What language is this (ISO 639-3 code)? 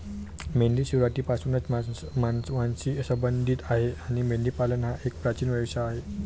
mar